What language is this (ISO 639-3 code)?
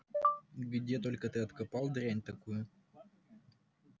rus